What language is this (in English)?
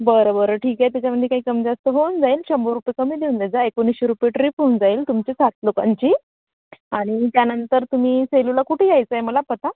Marathi